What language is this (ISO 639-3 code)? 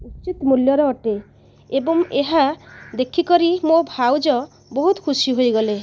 ori